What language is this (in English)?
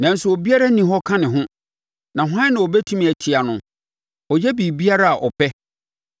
Akan